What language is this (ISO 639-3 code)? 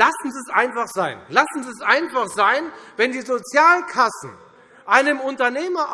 deu